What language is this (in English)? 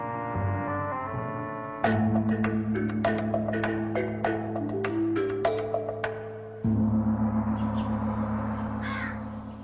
Bangla